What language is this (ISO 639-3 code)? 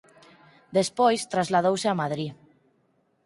glg